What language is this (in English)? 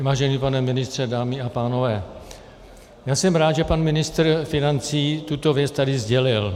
Czech